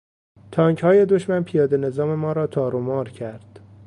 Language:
Persian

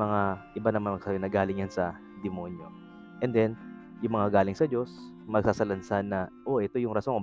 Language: Filipino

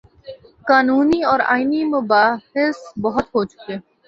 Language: Urdu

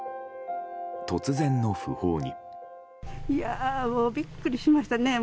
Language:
Japanese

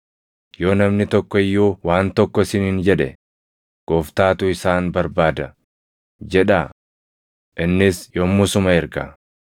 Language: Oromo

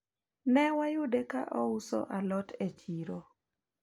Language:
Luo (Kenya and Tanzania)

